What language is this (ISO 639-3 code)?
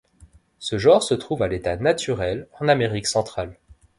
fra